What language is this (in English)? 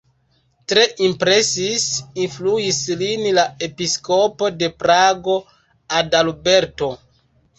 Esperanto